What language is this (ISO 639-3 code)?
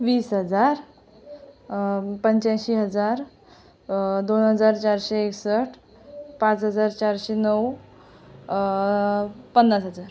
mar